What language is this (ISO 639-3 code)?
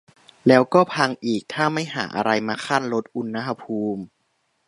tha